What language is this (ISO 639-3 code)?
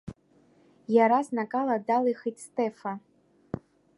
abk